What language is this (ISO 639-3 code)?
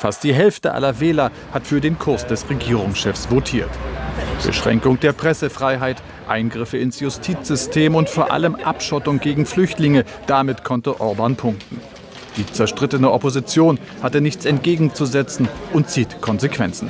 deu